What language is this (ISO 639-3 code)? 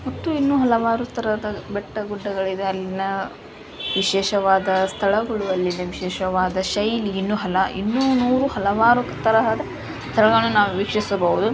kan